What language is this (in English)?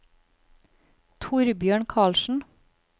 Norwegian